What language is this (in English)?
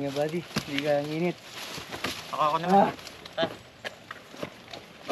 Filipino